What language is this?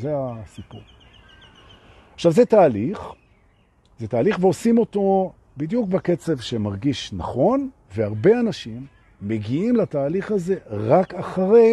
Hebrew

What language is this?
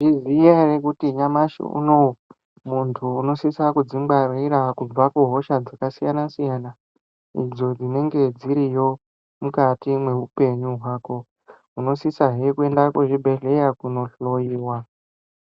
Ndau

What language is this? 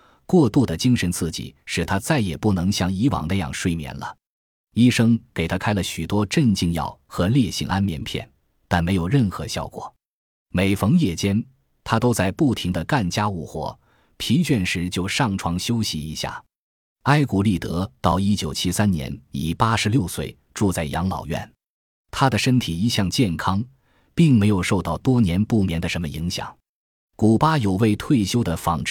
Chinese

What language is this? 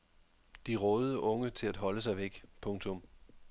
Danish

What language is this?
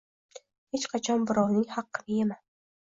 Uzbek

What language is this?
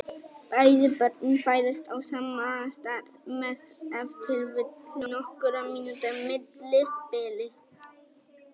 Icelandic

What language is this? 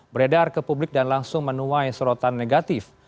Indonesian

